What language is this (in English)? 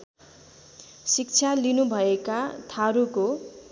Nepali